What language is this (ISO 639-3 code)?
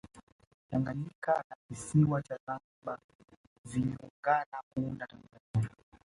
swa